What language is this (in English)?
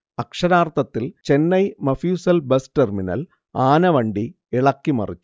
Malayalam